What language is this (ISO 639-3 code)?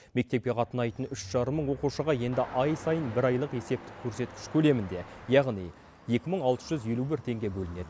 kaz